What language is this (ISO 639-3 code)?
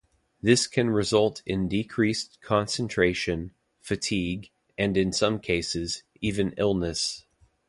eng